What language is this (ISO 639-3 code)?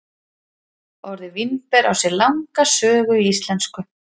isl